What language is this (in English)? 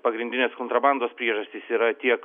Lithuanian